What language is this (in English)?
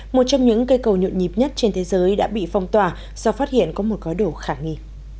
Vietnamese